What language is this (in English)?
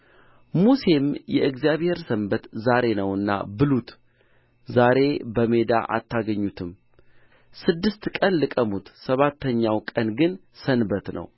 Amharic